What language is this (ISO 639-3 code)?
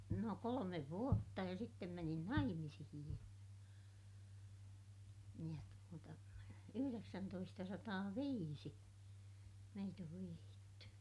fin